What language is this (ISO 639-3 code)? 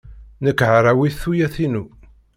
kab